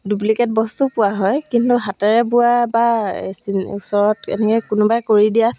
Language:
Assamese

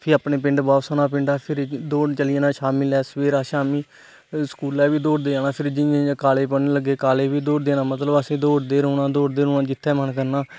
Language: Dogri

